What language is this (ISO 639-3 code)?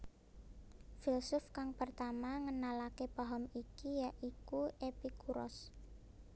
jav